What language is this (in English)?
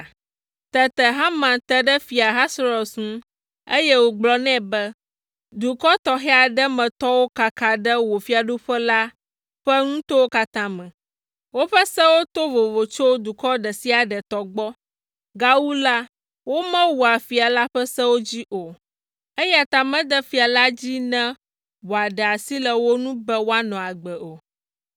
Ewe